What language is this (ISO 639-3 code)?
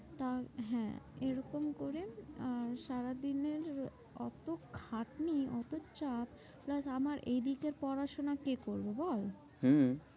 ben